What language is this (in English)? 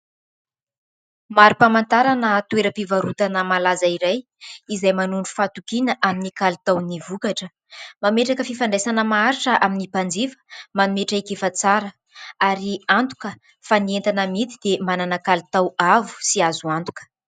Malagasy